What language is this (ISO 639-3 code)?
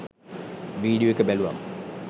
sin